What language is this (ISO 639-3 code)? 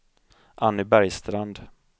swe